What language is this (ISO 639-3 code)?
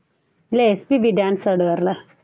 tam